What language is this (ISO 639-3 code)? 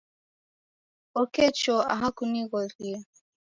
dav